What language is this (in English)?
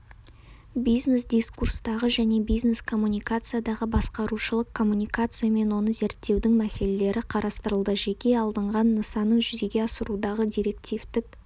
Kazakh